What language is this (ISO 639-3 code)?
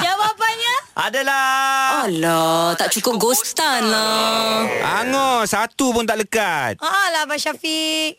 msa